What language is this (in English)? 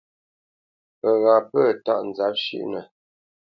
Bamenyam